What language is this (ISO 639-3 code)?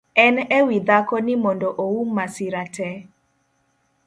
luo